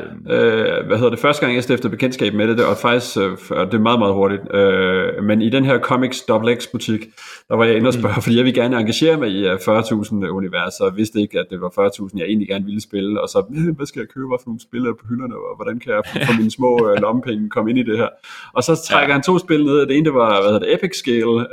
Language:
Danish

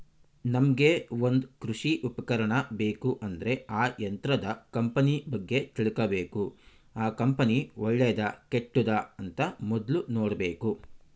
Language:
Kannada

